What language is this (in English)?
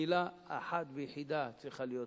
Hebrew